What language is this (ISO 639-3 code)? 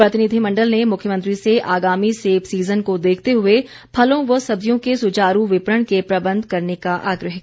hin